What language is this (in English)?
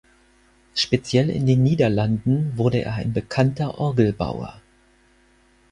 German